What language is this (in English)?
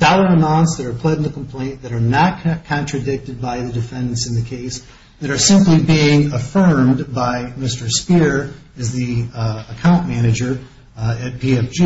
English